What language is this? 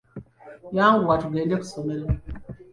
Ganda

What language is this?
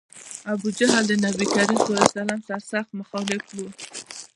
Pashto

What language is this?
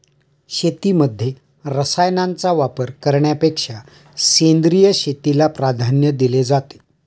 Marathi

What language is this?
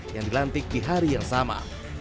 Indonesian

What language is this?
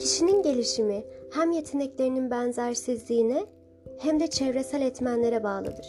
Turkish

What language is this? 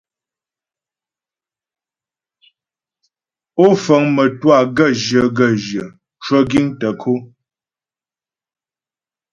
Ghomala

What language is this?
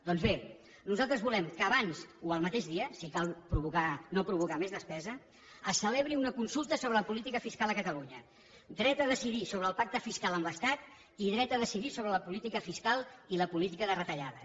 Catalan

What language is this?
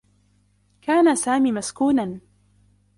Arabic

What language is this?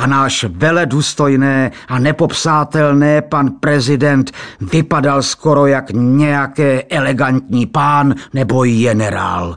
Czech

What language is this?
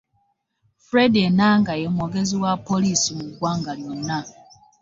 Ganda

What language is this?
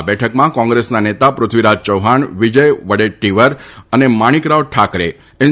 Gujarati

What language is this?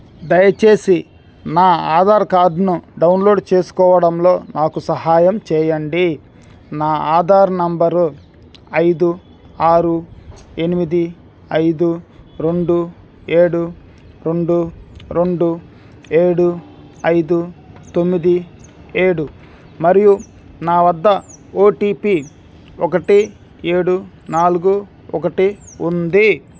Telugu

